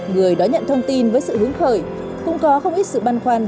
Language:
Vietnamese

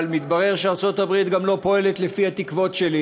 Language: Hebrew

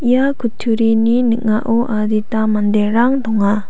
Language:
Garo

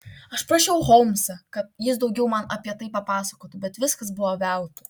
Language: Lithuanian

